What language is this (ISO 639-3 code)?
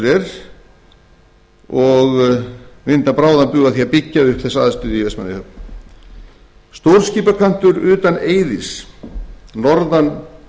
isl